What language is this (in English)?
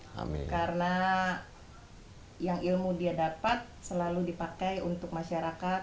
Indonesian